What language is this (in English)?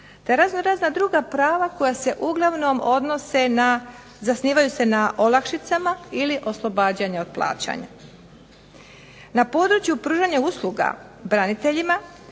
Croatian